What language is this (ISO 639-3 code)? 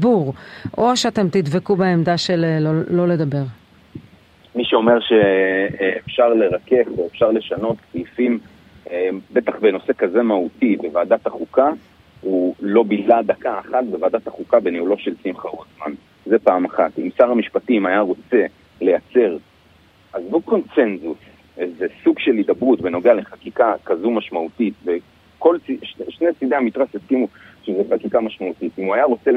heb